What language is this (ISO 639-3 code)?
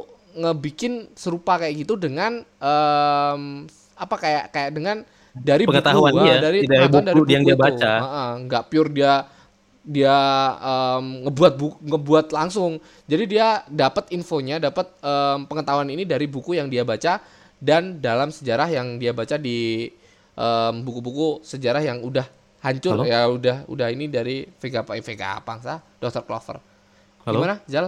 ind